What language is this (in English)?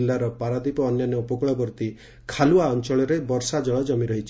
Odia